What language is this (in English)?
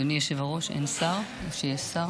Hebrew